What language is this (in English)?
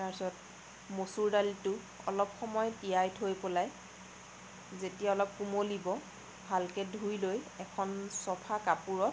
Assamese